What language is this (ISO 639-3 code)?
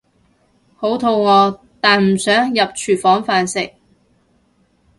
yue